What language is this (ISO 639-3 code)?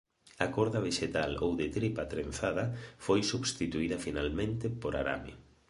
glg